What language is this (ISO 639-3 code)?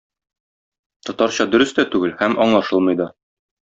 tat